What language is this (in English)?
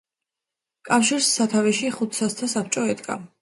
Georgian